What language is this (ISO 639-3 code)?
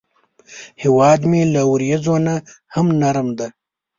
pus